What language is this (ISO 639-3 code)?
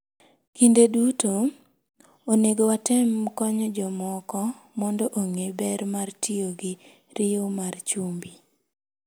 luo